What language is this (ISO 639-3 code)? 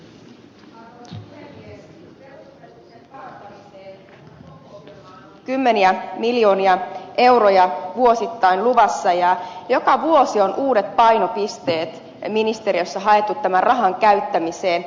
fin